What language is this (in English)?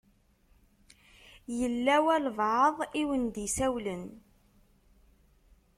Kabyle